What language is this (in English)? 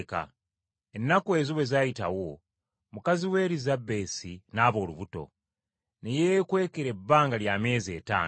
Ganda